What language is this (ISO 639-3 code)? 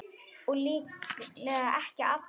isl